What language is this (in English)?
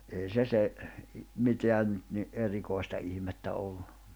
Finnish